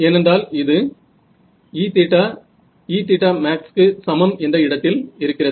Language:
Tamil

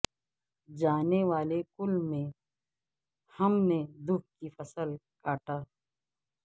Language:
Urdu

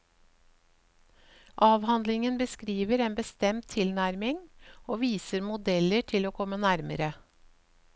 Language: Norwegian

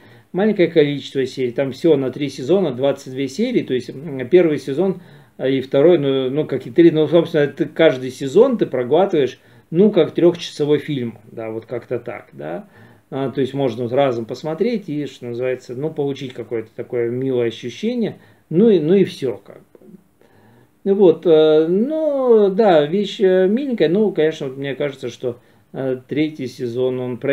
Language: Russian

